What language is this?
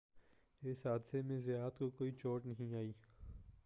Urdu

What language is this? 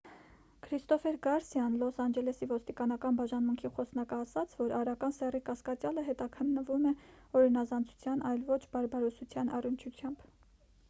Armenian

